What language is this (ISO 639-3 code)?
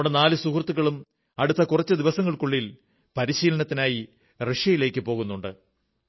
mal